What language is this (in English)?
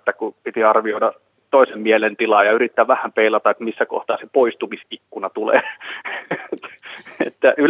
Finnish